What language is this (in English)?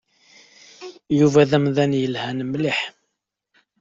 Kabyle